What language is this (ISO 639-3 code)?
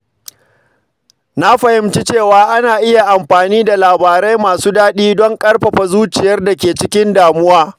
hau